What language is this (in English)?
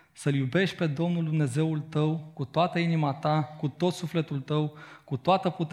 Romanian